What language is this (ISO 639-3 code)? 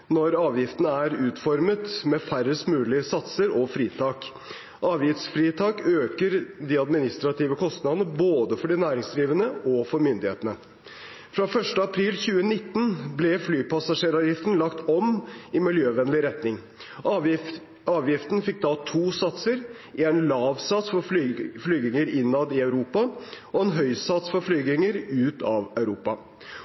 nob